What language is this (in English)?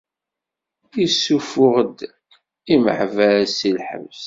Kabyle